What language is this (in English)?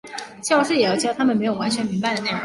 Chinese